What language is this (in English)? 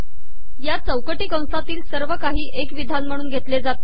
Marathi